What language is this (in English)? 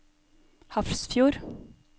Norwegian